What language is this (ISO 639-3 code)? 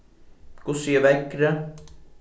fao